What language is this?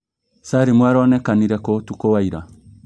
Kikuyu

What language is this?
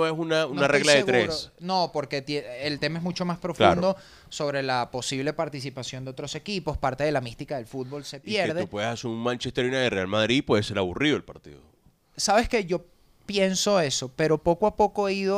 Spanish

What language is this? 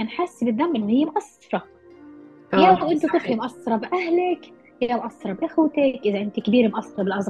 Arabic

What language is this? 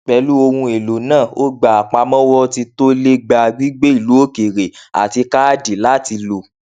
Yoruba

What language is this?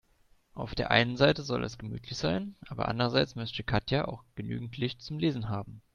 German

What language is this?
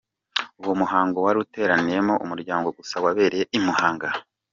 Kinyarwanda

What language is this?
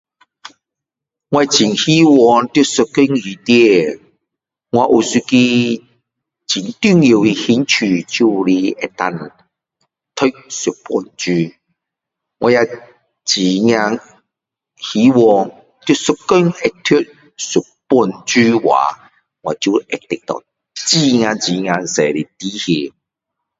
Min Dong Chinese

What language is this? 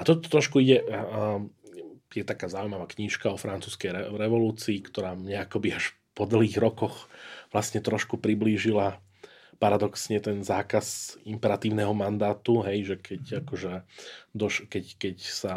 Slovak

